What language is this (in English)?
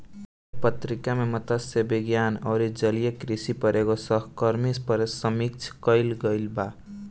Bhojpuri